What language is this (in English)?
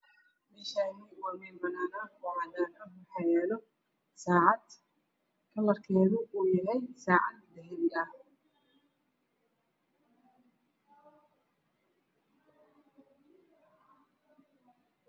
Somali